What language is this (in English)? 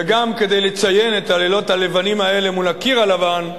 Hebrew